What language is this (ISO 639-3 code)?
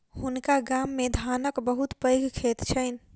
mai